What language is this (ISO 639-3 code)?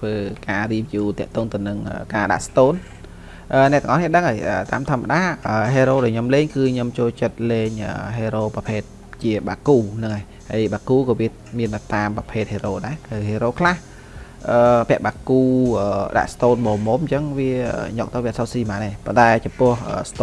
vie